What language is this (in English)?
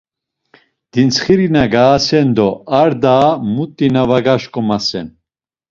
Laz